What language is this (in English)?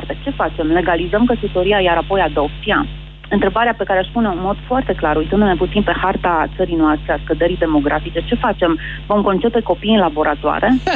Romanian